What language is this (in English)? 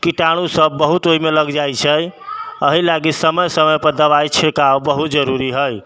Maithili